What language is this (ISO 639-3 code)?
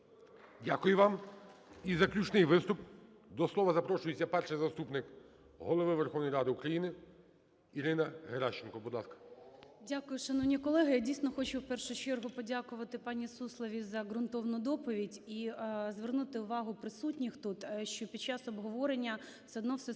ukr